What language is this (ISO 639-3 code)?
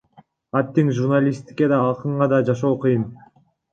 kir